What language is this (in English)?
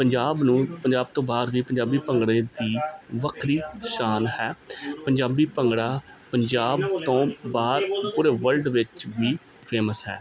Punjabi